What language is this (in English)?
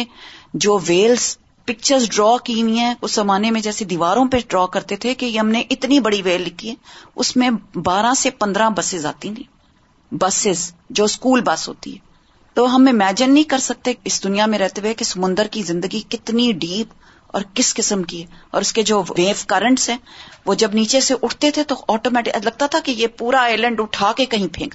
Urdu